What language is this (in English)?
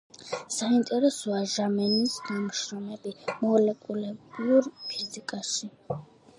Georgian